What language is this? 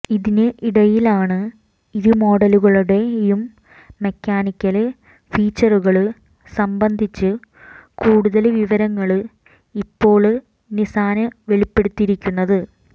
Malayalam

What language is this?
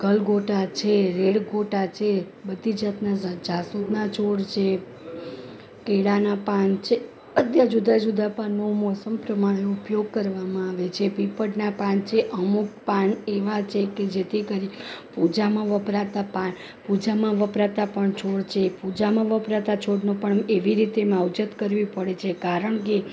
Gujarati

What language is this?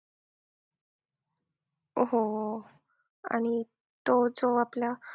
Marathi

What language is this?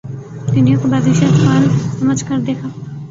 Urdu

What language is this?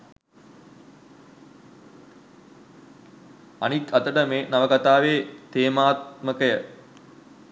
Sinhala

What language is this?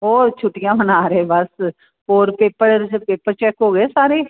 Punjabi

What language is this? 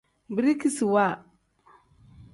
Tem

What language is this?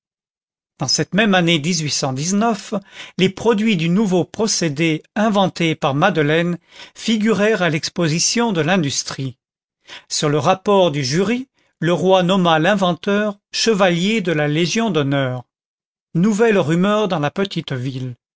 French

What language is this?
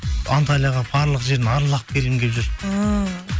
Kazakh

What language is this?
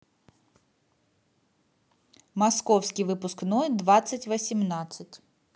Russian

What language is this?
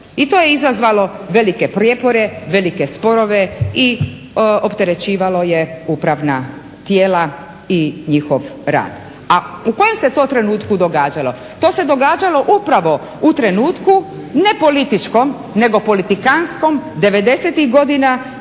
Croatian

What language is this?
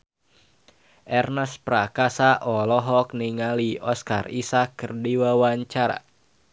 Sundanese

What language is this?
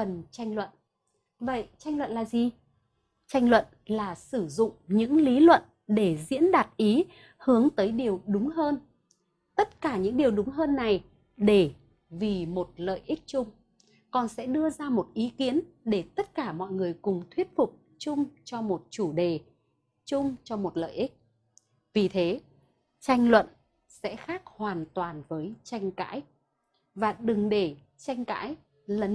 Vietnamese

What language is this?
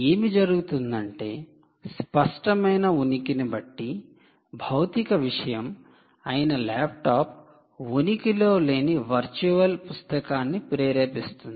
Telugu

